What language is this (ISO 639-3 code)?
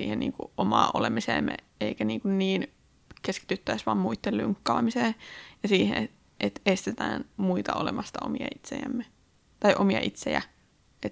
fin